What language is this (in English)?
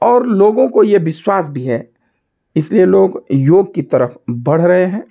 Hindi